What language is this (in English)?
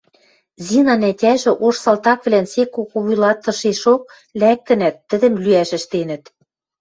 Western Mari